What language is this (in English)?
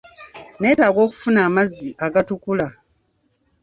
Ganda